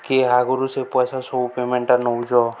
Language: Odia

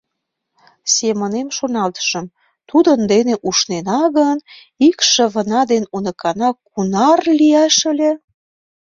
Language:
Mari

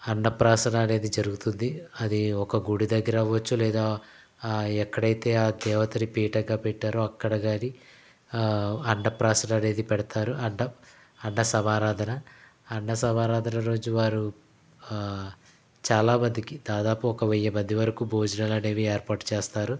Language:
Telugu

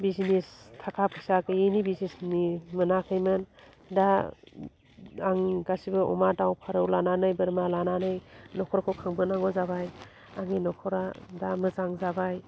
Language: Bodo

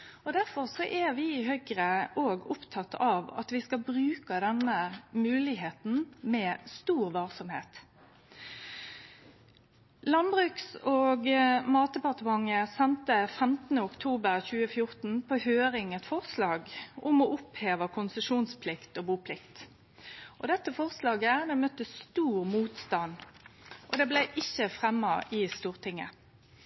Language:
Norwegian Nynorsk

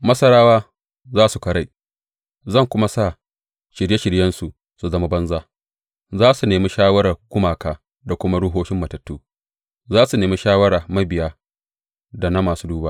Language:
Hausa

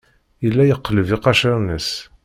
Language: Kabyle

